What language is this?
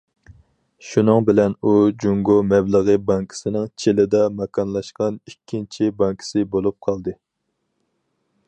Uyghur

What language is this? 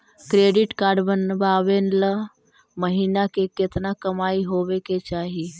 Magahi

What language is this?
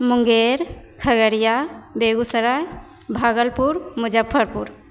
Maithili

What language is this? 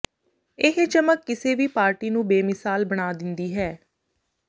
Punjabi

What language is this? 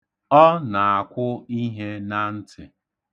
Igbo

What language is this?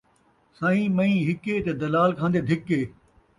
Saraiki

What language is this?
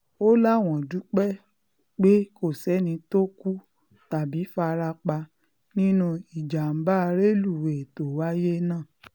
Yoruba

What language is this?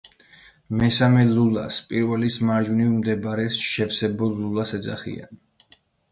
Georgian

